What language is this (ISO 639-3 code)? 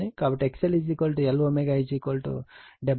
tel